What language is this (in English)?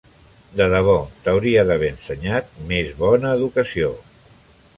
Catalan